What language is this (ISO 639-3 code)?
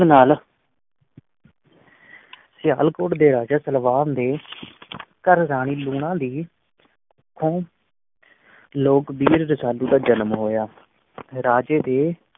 pan